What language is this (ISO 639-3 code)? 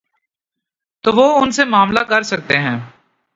urd